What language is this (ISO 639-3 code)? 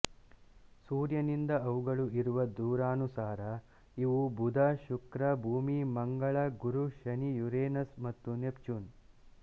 kan